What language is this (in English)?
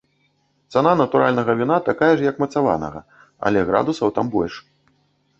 Belarusian